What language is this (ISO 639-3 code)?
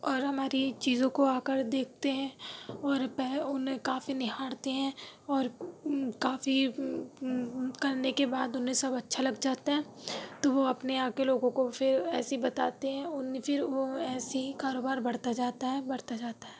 urd